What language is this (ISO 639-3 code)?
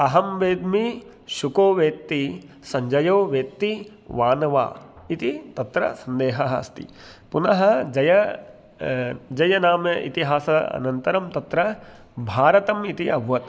san